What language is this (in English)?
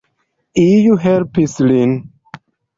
Esperanto